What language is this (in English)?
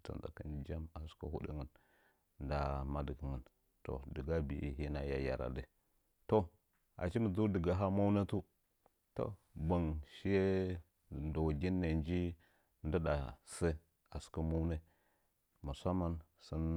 Nzanyi